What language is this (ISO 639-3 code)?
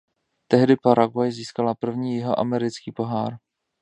ces